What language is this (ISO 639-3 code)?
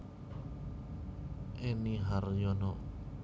jav